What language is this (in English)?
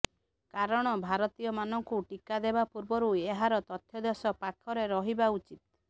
Odia